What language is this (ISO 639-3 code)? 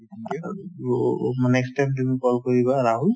asm